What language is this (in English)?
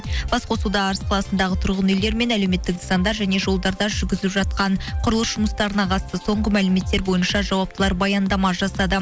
Kazakh